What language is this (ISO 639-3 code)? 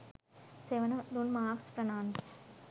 sin